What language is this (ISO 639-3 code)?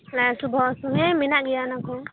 sat